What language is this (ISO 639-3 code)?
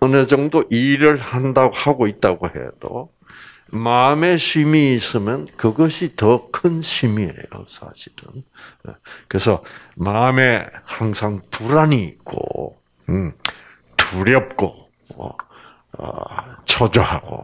kor